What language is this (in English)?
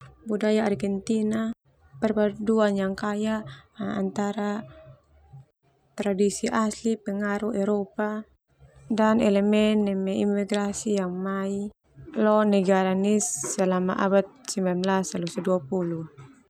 Termanu